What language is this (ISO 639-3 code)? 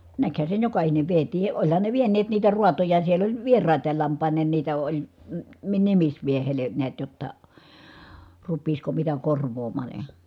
fin